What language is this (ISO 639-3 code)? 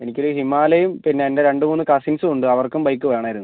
mal